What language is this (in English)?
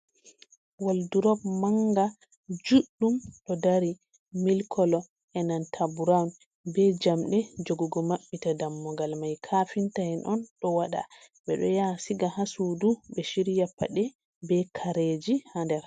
Fula